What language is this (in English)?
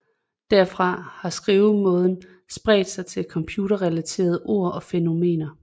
Danish